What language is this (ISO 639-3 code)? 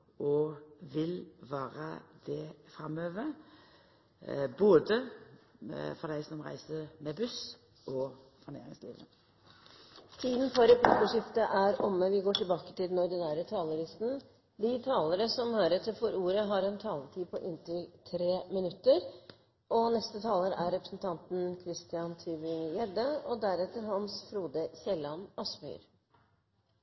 nor